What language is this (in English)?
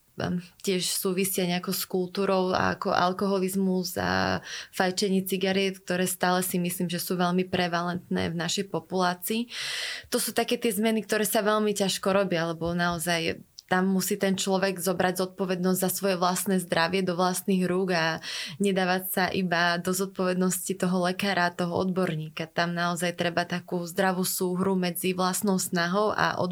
Slovak